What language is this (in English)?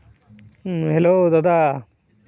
Santali